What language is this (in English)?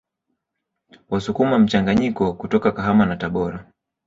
Swahili